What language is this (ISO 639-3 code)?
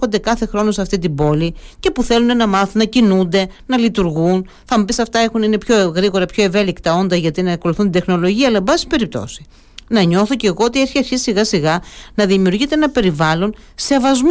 ell